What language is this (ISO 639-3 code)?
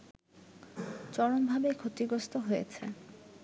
ben